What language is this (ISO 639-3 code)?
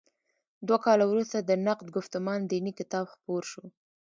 pus